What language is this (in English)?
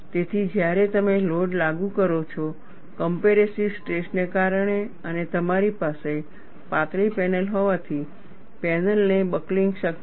Gujarati